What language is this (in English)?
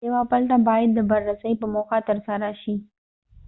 Pashto